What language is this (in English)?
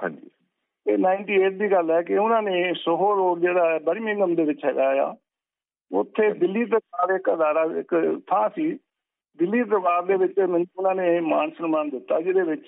Punjabi